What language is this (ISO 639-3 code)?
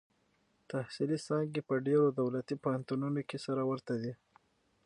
pus